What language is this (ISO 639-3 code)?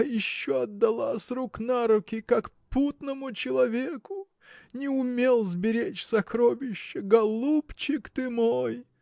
rus